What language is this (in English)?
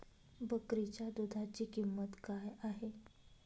Marathi